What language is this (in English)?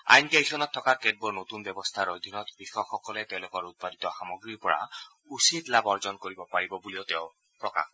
Assamese